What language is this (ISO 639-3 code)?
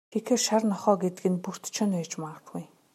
mon